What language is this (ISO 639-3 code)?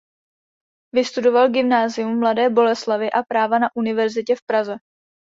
ces